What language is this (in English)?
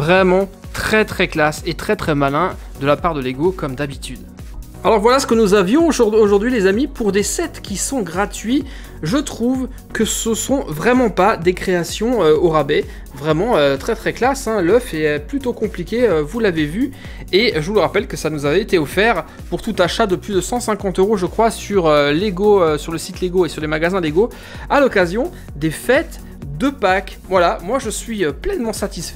French